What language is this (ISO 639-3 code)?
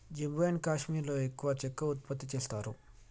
tel